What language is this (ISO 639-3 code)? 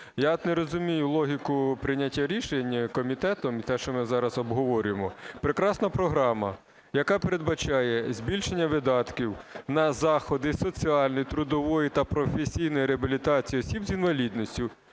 ukr